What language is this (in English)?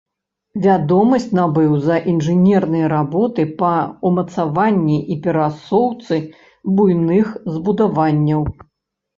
Belarusian